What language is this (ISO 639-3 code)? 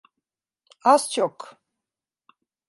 tur